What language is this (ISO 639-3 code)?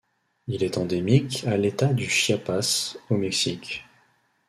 fra